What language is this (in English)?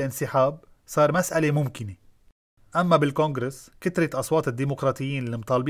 Arabic